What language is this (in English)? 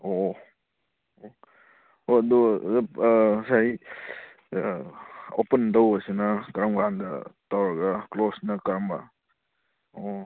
Manipuri